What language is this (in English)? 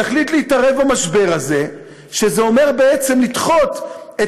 Hebrew